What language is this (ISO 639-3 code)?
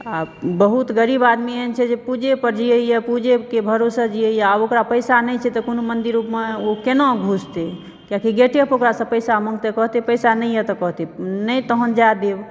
mai